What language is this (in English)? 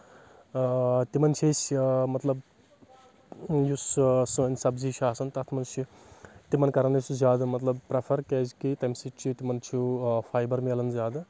Kashmiri